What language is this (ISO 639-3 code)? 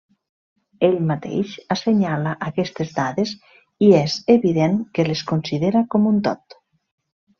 cat